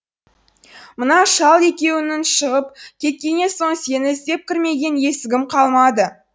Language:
Kazakh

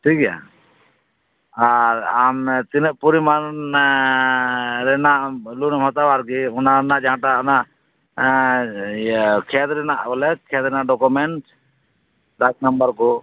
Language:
Santali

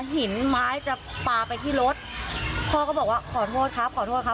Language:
Thai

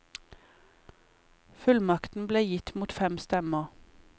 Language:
Norwegian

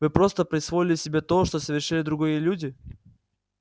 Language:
Russian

